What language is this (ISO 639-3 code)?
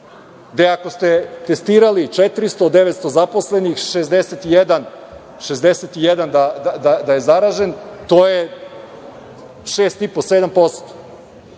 srp